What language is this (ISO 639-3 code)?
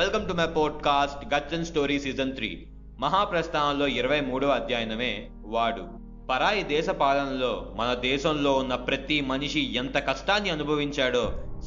tel